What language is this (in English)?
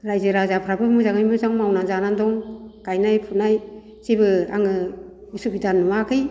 Bodo